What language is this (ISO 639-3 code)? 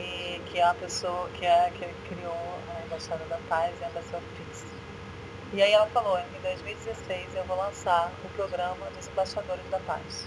por